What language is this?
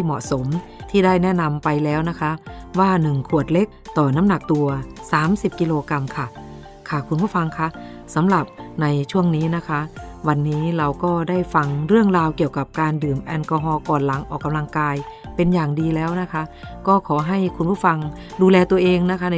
Thai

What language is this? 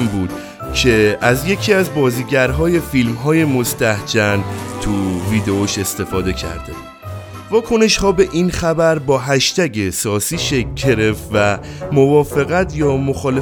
Persian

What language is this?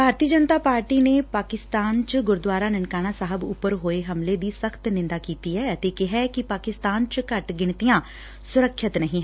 Punjabi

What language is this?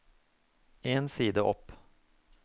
Norwegian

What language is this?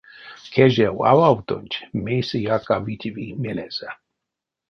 Erzya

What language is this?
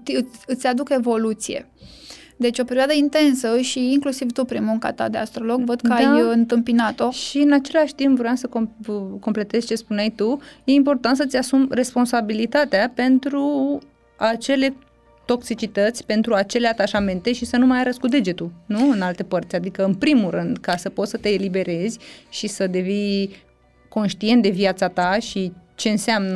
Romanian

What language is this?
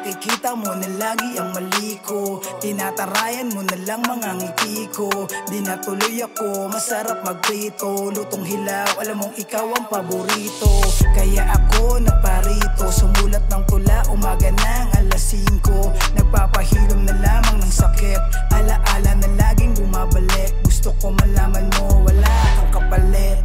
Filipino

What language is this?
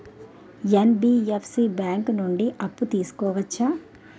Telugu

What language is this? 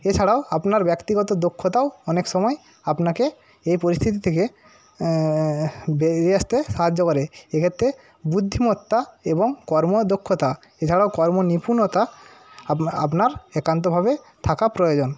Bangla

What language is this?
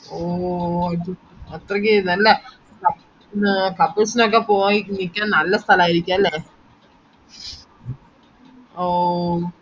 Malayalam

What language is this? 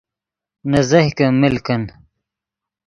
Yidgha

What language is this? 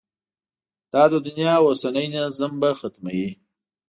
Pashto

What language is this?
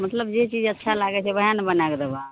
Maithili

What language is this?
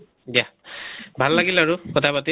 Assamese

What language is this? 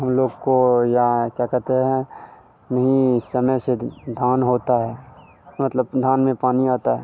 Hindi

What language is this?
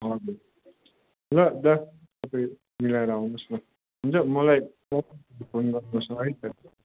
Nepali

